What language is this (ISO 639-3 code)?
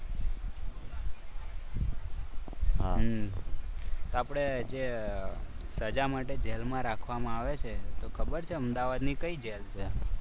guj